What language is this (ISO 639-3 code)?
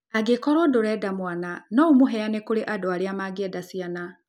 kik